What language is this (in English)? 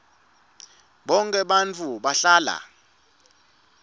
Swati